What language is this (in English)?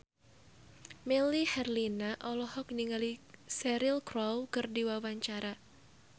Sundanese